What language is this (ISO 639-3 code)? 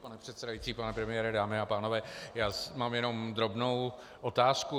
ces